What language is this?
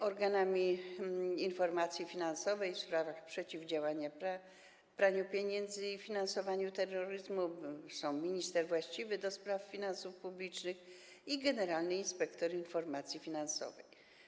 Polish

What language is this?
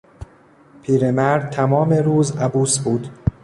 Persian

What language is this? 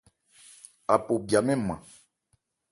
Ebrié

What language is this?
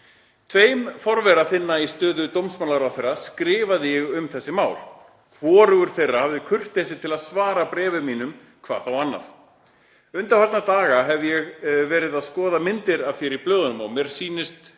Icelandic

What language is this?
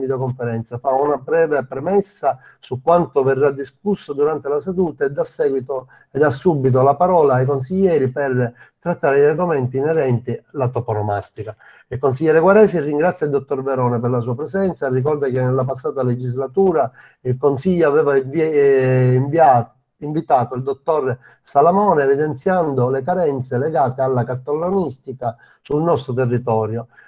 Italian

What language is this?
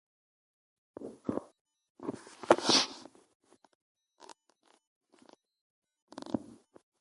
Ewondo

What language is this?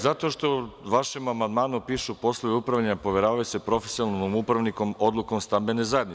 Serbian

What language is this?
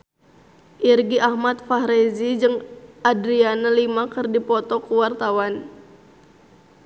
Sundanese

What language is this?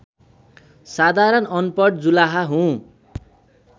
Nepali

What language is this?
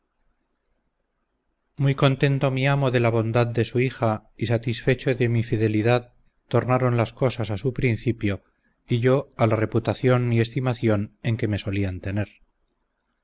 Spanish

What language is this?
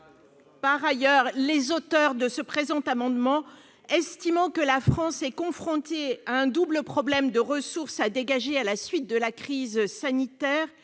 French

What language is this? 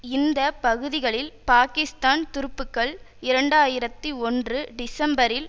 Tamil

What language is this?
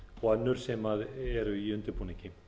Icelandic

